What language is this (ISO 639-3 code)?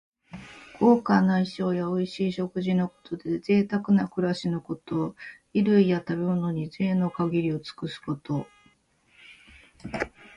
jpn